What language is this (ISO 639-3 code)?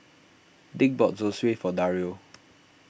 eng